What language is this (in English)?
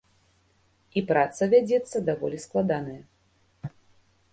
Belarusian